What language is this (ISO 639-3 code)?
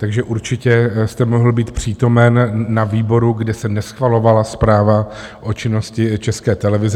ces